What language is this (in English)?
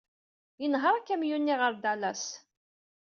Kabyle